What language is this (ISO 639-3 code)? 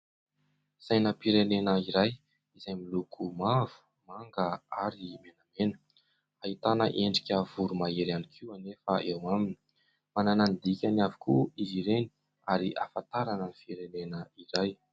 mlg